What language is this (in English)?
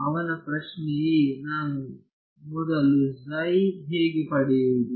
Kannada